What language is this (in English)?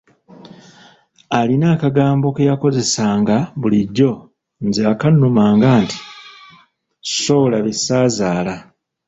Ganda